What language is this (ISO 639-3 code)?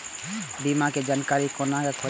mai